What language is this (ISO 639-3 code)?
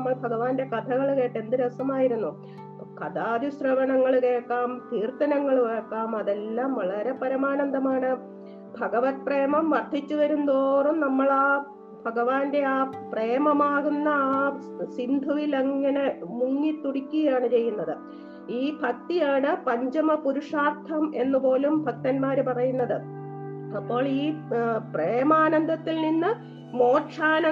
mal